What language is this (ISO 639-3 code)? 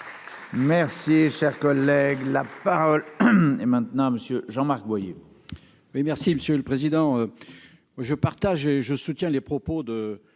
fra